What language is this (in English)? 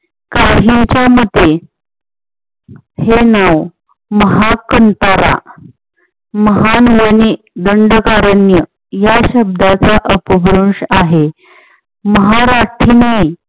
Marathi